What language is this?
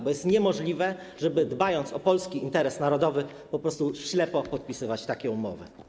Polish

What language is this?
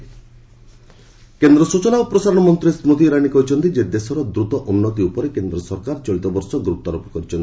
Odia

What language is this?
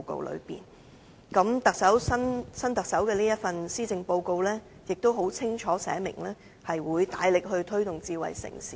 Cantonese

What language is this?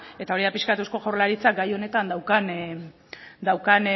Basque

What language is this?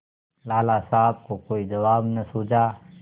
Hindi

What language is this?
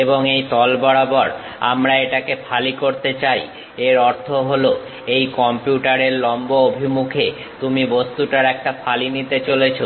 Bangla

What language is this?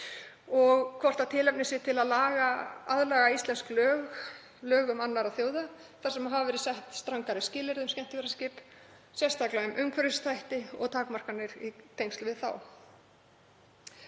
Icelandic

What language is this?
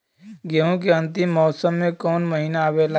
Bhojpuri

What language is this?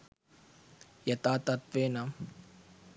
Sinhala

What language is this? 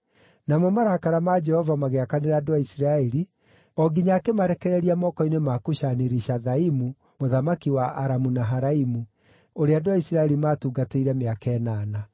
Kikuyu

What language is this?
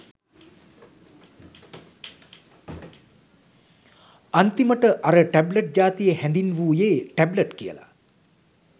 Sinhala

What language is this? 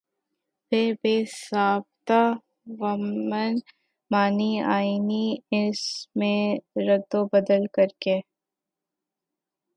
Urdu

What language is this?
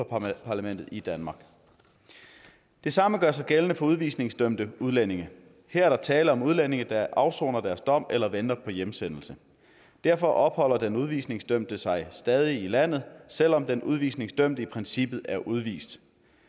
Danish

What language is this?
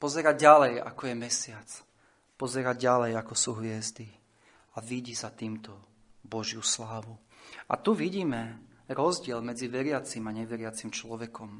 Slovak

